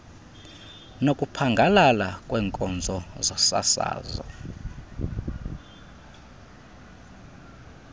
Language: Xhosa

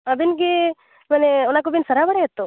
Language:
Santali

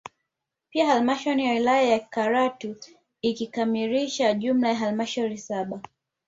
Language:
Swahili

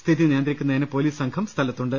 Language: Malayalam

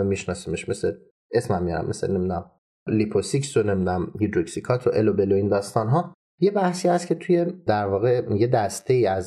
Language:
Persian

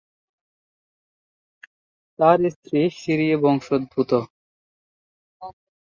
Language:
Bangla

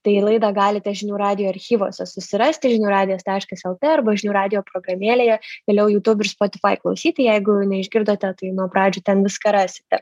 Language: Lithuanian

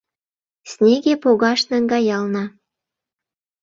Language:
Mari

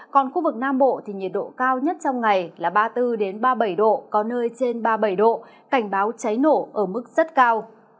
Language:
Vietnamese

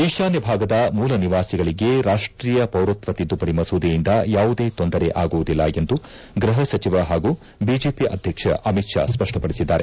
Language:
Kannada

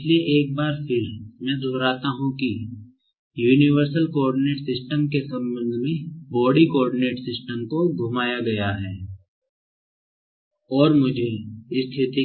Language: Hindi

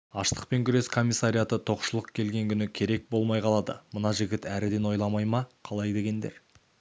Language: Kazakh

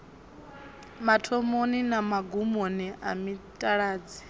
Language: Venda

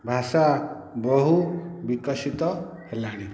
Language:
Odia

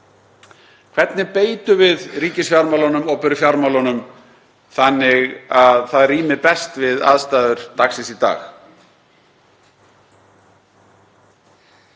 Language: Icelandic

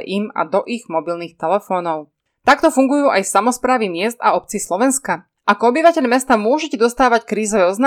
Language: Slovak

